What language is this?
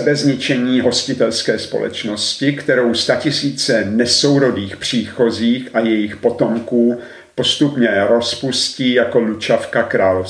Czech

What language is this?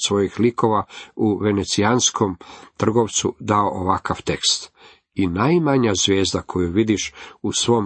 Croatian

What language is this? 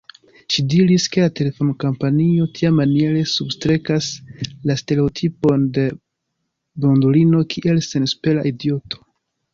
Esperanto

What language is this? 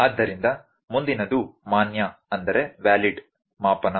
Kannada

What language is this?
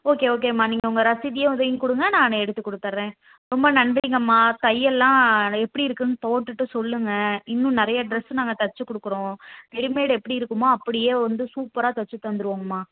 Tamil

